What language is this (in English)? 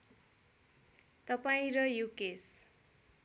Nepali